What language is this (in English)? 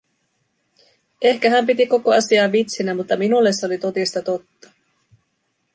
Finnish